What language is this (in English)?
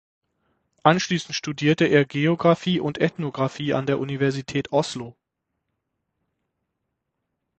German